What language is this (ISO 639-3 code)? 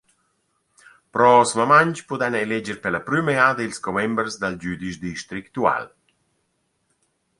roh